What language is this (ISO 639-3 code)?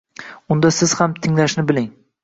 uzb